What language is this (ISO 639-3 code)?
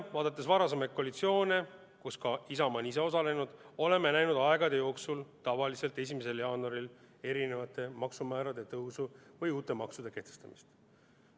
est